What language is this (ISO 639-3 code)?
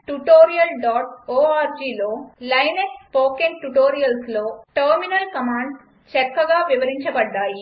tel